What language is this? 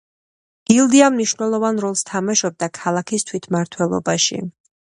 Georgian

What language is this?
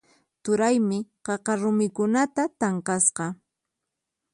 Puno Quechua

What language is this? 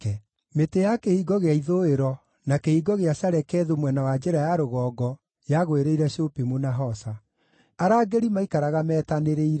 Kikuyu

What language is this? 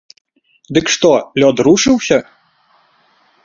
Belarusian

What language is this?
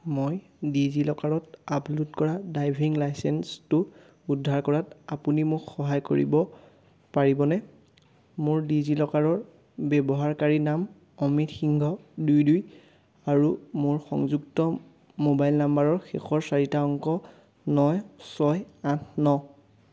Assamese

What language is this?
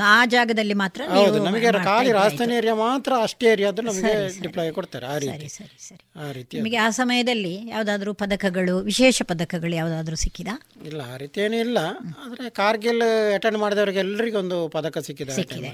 Kannada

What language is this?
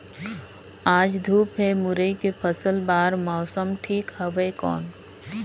Chhattisgarhi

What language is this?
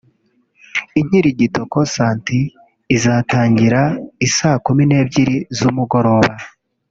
Kinyarwanda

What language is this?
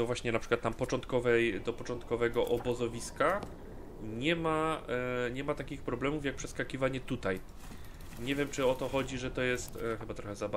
Polish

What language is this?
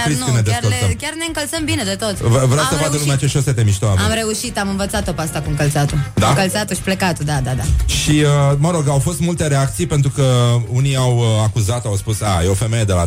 Romanian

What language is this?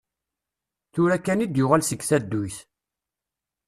Kabyle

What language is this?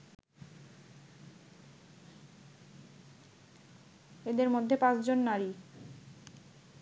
Bangla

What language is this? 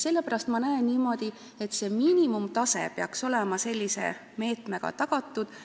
Estonian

